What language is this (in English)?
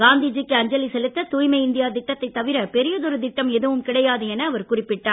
Tamil